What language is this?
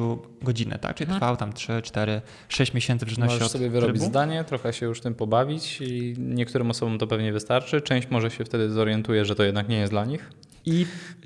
Polish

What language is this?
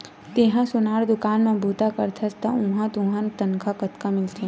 Chhattisgarhi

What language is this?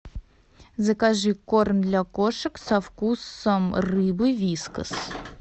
Russian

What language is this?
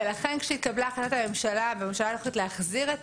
Hebrew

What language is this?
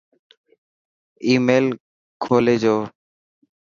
Dhatki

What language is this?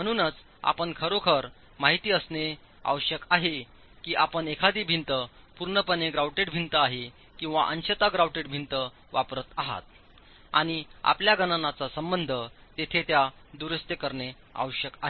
Marathi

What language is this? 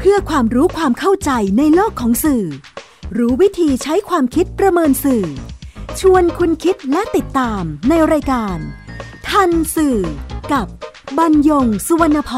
Thai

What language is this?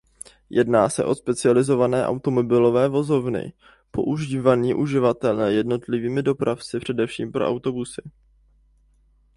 Czech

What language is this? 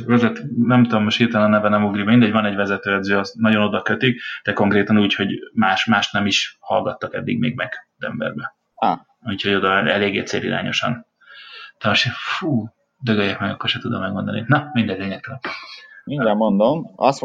Hungarian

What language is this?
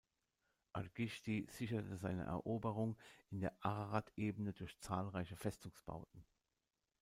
German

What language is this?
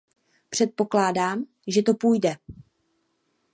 Czech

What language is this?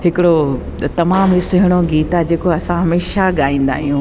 Sindhi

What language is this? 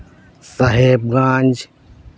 Santali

